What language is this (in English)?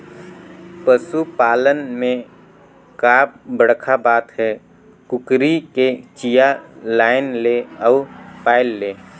Chhattisgarhi